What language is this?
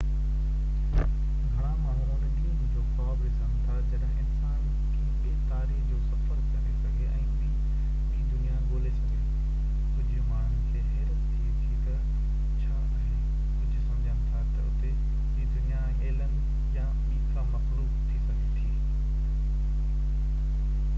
Sindhi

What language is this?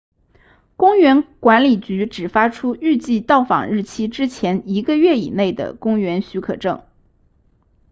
Chinese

